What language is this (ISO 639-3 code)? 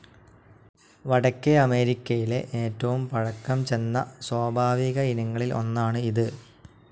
mal